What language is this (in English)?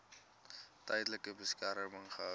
Afrikaans